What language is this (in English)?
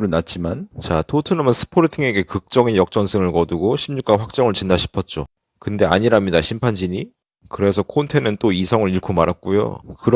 Korean